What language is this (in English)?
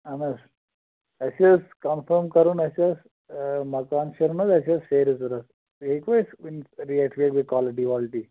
Kashmiri